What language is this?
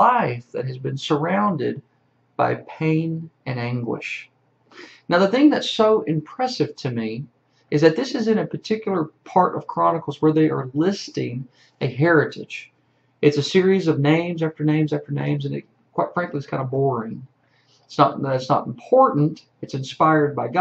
English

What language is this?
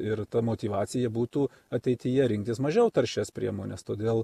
Lithuanian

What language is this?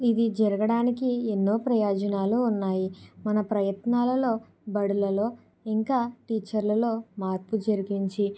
Telugu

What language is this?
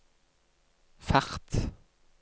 Norwegian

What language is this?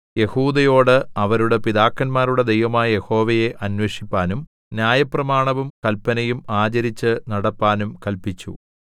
Malayalam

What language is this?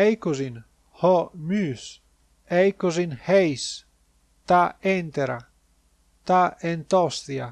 Greek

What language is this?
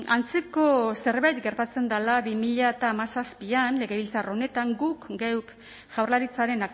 Basque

